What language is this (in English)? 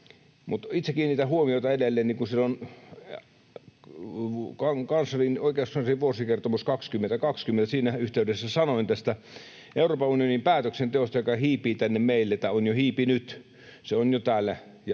Finnish